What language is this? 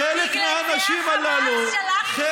Hebrew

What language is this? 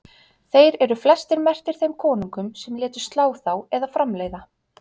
Icelandic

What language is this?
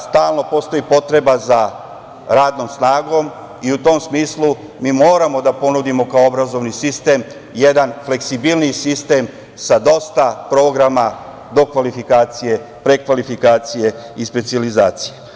Serbian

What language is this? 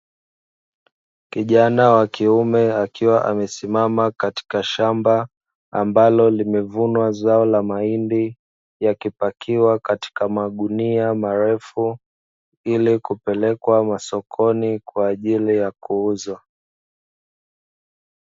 Swahili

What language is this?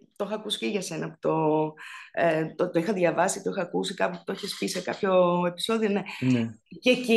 Greek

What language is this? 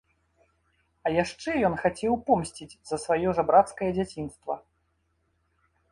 Belarusian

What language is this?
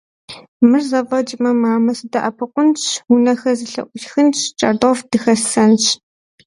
Kabardian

